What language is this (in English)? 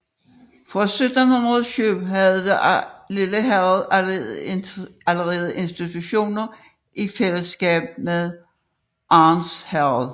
Danish